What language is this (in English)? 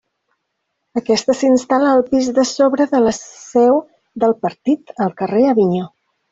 Catalan